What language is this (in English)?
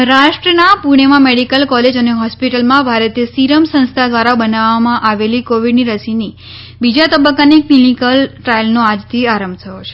Gujarati